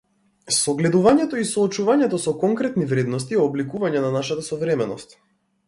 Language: Macedonian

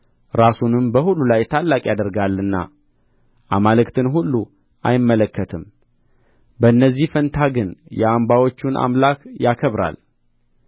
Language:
Amharic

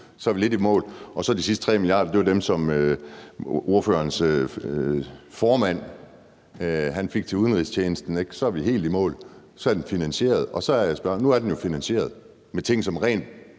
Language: Danish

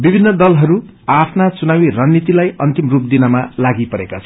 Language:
Nepali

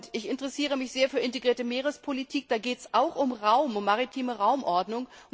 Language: German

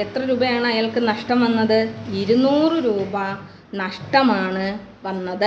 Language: Malayalam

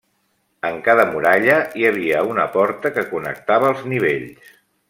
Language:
Catalan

